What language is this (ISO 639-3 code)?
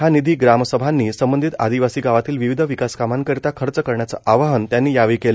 mar